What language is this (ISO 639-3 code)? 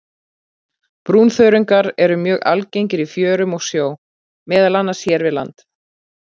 isl